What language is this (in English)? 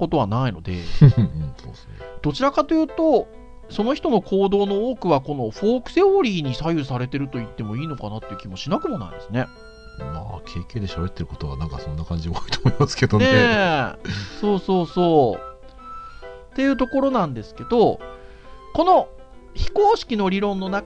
Japanese